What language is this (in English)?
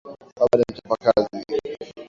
Swahili